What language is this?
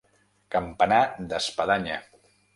Catalan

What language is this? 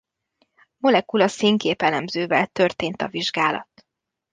Hungarian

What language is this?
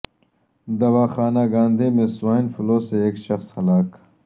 Urdu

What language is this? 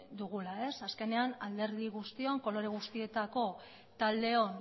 Basque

